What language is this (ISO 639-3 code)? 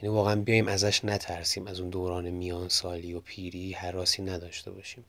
fas